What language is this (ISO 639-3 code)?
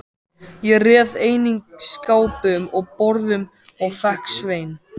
isl